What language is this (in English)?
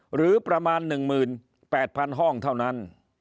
Thai